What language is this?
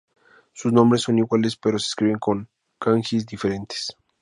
Spanish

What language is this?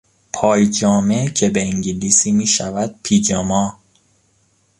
Persian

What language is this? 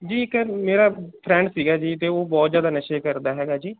Punjabi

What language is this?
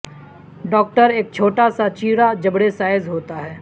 Urdu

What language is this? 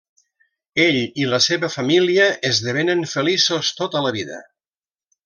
Catalan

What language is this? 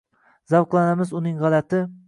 Uzbek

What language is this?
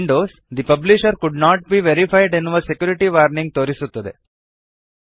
Kannada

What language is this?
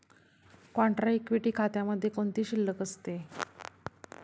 Marathi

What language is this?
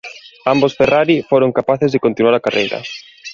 Galician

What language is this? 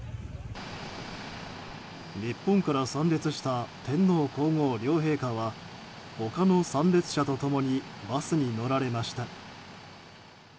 Japanese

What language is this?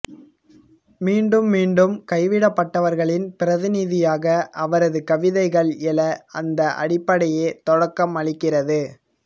Tamil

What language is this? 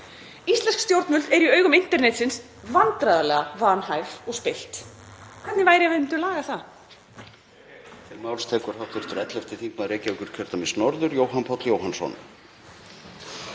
Icelandic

